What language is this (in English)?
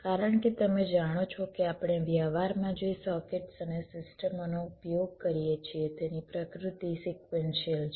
Gujarati